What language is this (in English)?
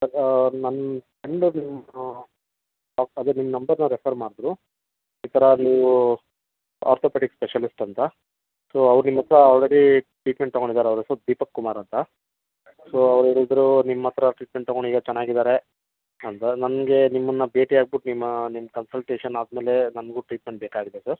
Kannada